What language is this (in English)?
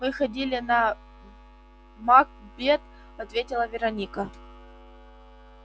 Russian